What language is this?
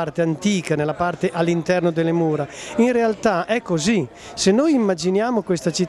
Italian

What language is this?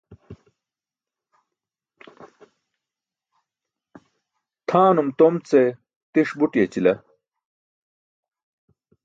Burushaski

